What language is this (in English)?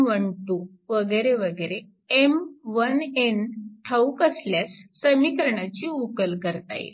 Marathi